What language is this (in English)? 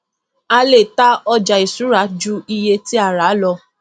Yoruba